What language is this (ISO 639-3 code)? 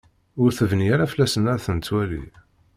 kab